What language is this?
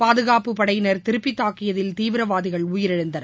Tamil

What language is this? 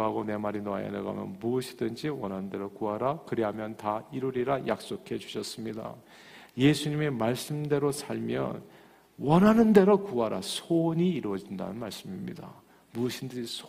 Korean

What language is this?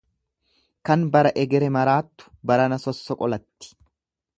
Oromo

